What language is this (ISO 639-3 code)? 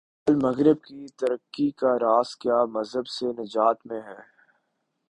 urd